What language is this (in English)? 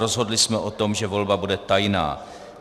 Czech